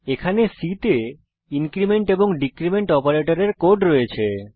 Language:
Bangla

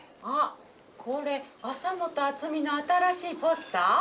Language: Japanese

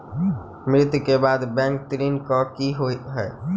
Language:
Maithili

